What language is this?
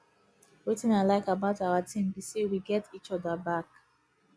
Nigerian Pidgin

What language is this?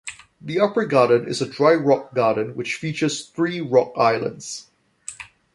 English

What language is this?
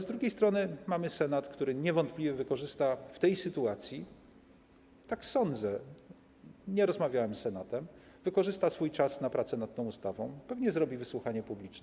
Polish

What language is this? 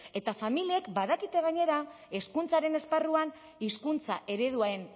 Basque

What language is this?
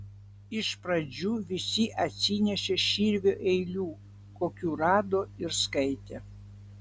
Lithuanian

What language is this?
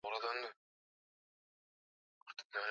Swahili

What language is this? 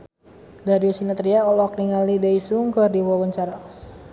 Sundanese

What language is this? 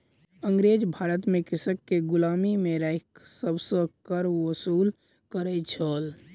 Maithili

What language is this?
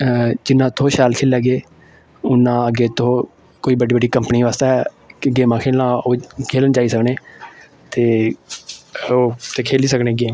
Dogri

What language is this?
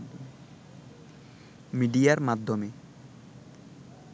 Bangla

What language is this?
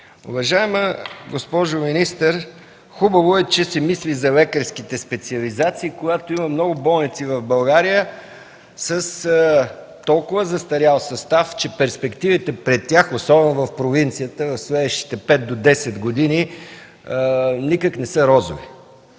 Bulgarian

